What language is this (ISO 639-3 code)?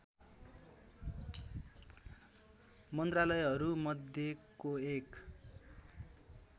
nep